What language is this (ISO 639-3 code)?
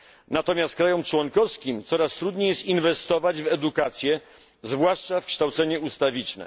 pol